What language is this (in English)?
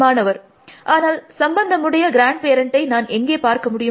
Tamil